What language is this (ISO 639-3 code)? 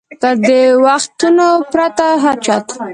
pus